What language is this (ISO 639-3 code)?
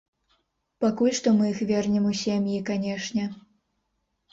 bel